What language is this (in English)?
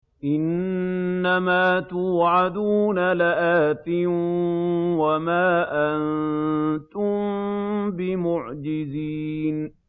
Arabic